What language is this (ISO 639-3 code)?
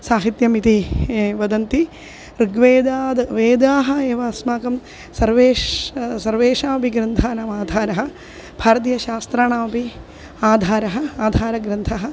san